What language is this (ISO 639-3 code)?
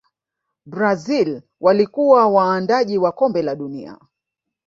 swa